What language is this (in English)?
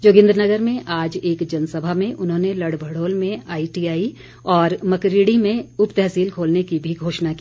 Hindi